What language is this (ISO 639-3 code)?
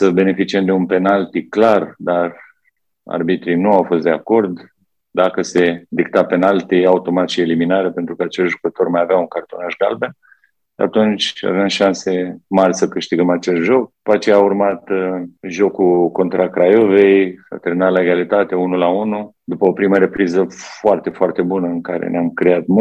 ron